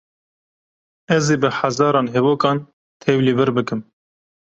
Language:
Kurdish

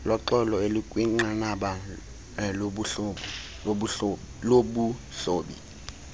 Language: Xhosa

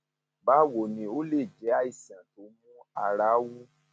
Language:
Yoruba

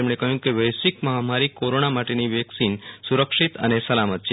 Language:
Gujarati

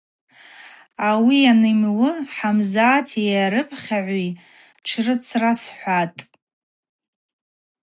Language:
Abaza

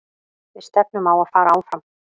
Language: Icelandic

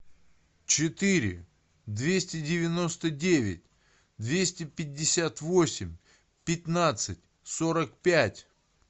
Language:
Russian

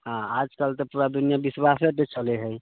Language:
Maithili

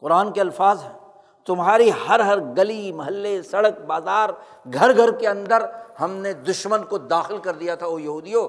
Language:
Urdu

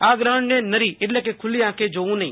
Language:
Gujarati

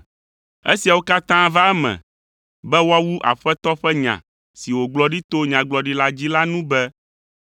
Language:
Ewe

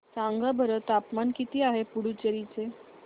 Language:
Marathi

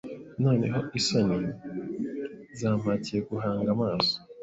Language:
Kinyarwanda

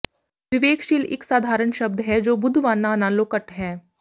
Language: Punjabi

